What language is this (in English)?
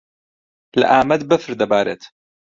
Central Kurdish